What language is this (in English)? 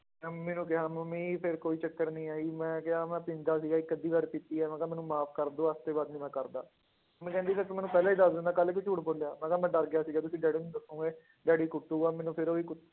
Punjabi